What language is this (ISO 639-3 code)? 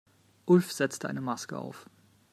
deu